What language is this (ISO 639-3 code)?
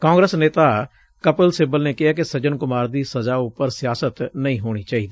pan